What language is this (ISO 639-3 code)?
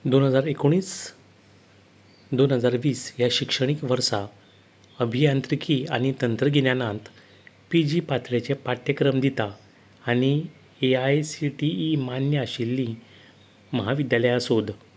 kok